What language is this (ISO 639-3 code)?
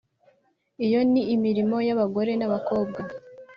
kin